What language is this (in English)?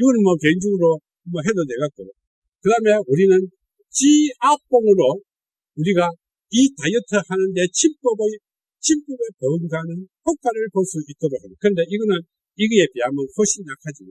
Korean